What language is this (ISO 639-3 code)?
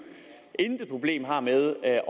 dan